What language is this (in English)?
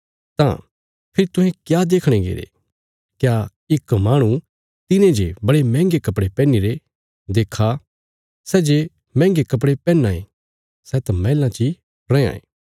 Bilaspuri